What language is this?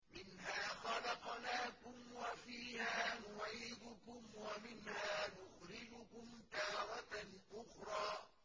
Arabic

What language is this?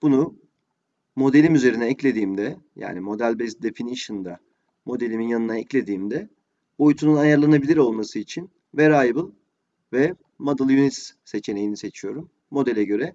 Turkish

